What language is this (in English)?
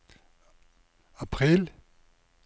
Norwegian